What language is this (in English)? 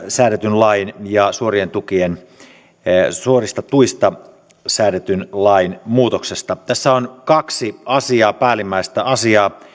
Finnish